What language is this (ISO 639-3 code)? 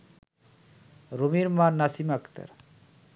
ben